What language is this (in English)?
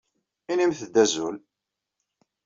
Kabyle